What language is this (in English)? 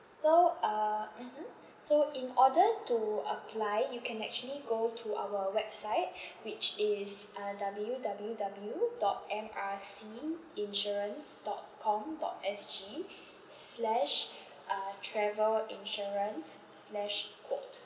English